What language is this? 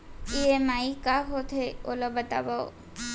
Chhattisgarhi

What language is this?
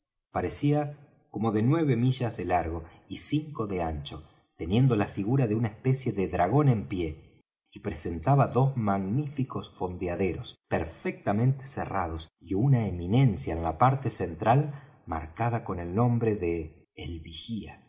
Spanish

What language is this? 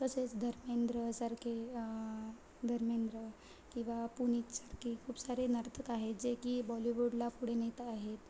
Marathi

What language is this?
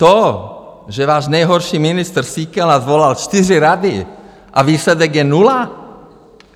Czech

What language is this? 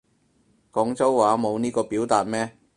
Cantonese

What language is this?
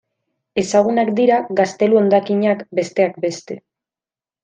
Basque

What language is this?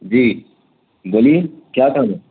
Urdu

